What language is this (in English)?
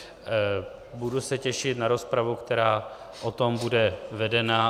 Czech